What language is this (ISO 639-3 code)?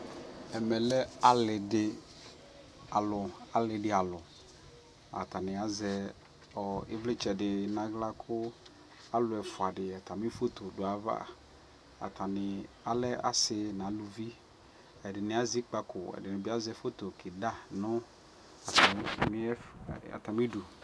kpo